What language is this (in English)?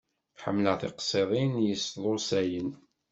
Kabyle